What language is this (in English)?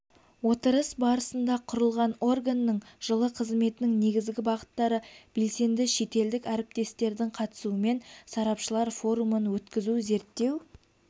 Kazakh